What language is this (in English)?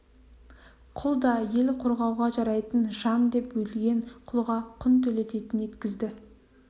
Kazakh